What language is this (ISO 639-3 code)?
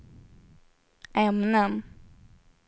swe